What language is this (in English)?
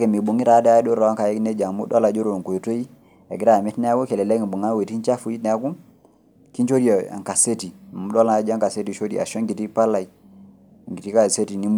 Masai